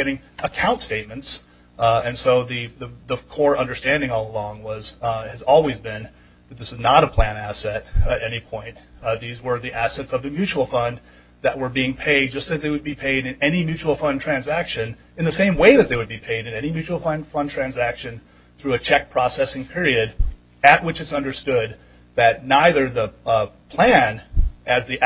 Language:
English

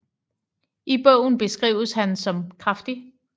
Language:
Danish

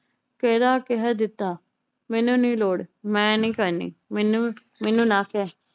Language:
Punjabi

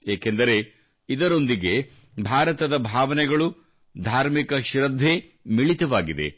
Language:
Kannada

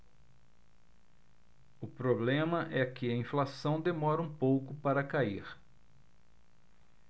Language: Portuguese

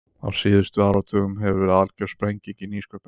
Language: Icelandic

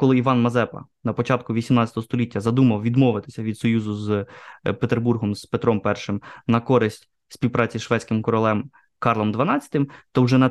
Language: Ukrainian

